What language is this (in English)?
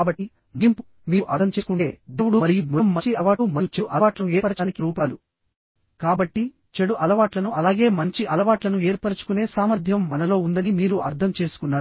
Telugu